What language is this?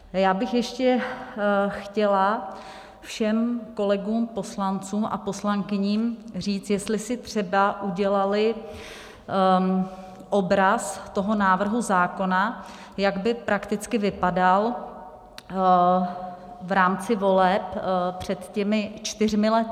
Czech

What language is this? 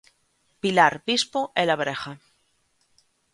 Galician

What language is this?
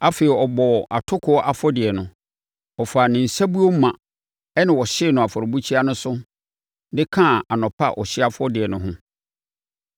Akan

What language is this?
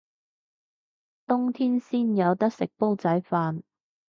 Cantonese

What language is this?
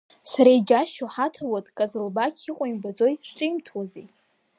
Abkhazian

